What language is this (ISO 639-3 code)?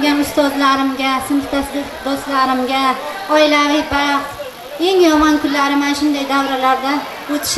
tur